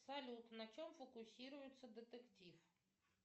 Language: Russian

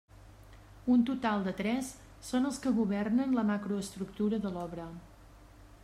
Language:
Catalan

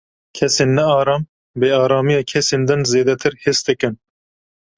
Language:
Kurdish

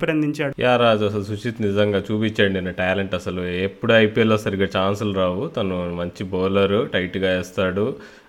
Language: Telugu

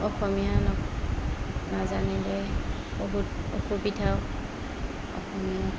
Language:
Assamese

